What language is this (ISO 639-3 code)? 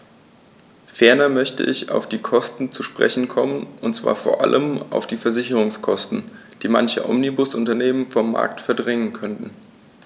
deu